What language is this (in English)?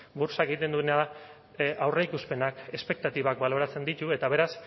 Basque